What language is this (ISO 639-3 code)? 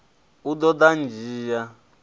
ven